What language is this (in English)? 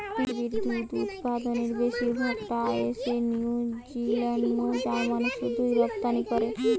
Bangla